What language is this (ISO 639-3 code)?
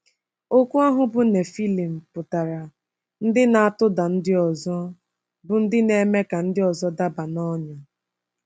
ibo